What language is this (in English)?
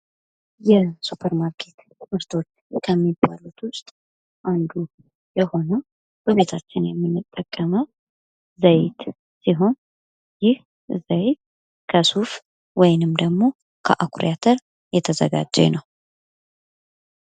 Amharic